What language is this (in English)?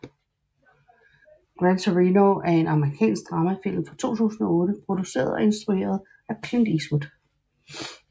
Danish